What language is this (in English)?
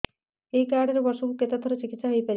Odia